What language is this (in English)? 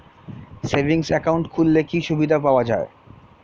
Bangla